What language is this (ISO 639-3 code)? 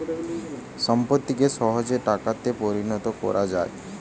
ben